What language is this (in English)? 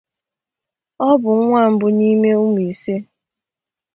Igbo